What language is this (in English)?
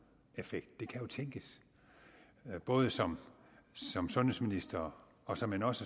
Danish